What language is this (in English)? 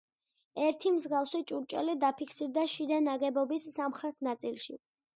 Georgian